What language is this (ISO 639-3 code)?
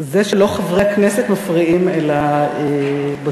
heb